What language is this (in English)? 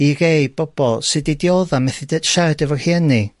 Welsh